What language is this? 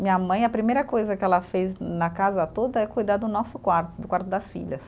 Portuguese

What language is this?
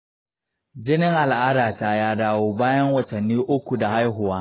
Hausa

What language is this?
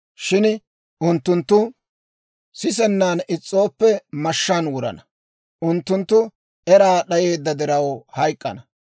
Dawro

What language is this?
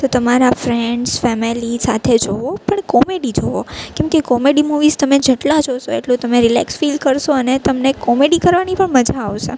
Gujarati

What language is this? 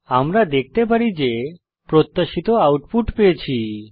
Bangla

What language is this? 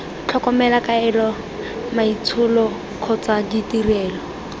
Tswana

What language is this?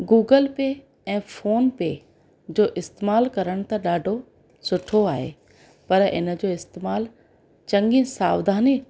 Sindhi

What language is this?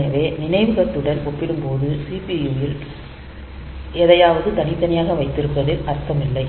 Tamil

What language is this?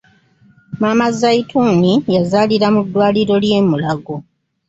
Ganda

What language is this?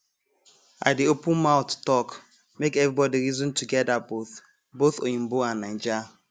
Nigerian Pidgin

